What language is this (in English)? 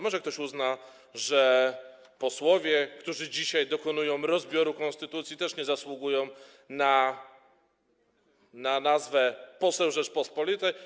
Polish